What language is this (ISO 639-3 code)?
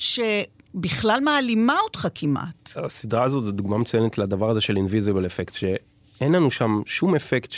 heb